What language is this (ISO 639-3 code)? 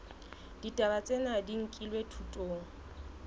sot